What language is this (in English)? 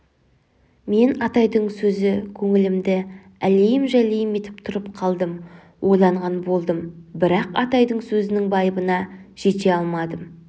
Kazakh